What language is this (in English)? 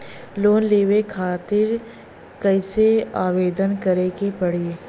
Bhojpuri